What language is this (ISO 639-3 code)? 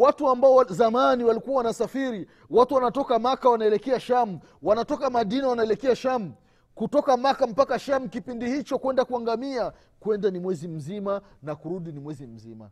swa